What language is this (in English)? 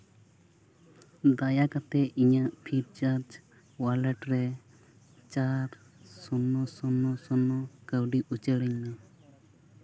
Santali